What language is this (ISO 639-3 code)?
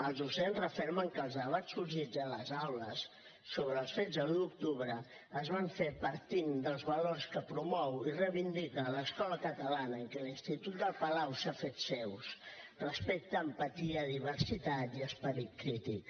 cat